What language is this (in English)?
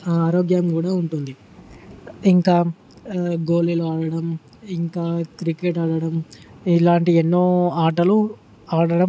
Telugu